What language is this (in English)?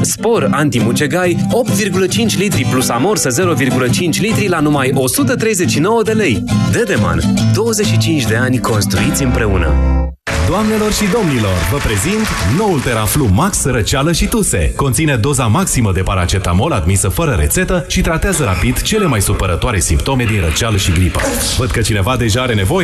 Romanian